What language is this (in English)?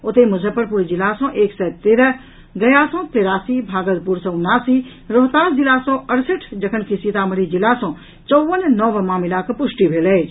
Maithili